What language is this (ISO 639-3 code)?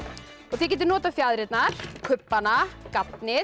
isl